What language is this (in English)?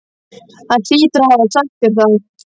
Icelandic